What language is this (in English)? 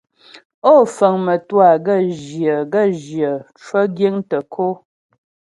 Ghomala